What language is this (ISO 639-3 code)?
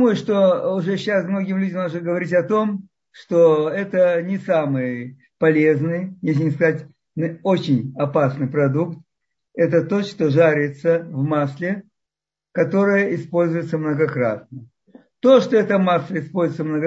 rus